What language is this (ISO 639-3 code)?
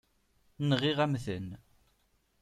kab